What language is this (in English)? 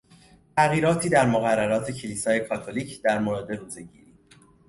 Persian